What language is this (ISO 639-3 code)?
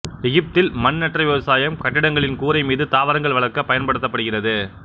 tam